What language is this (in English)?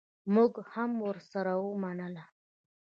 Pashto